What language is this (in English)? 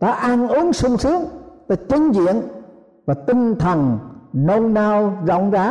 Vietnamese